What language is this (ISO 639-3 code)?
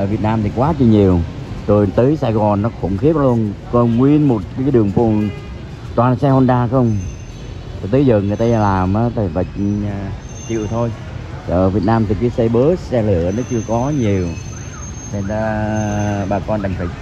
vie